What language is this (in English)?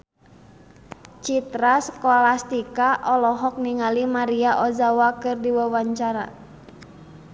Sundanese